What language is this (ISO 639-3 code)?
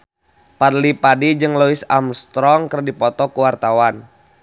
sun